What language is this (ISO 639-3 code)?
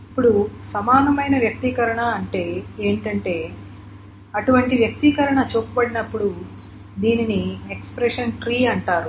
tel